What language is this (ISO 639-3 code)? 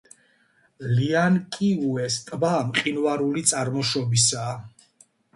kat